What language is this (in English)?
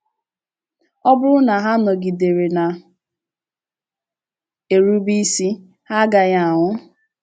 Igbo